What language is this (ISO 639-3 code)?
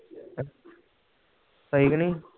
pan